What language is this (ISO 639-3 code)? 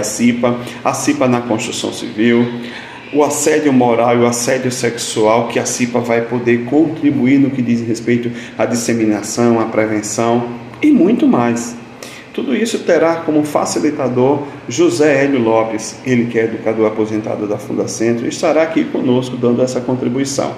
por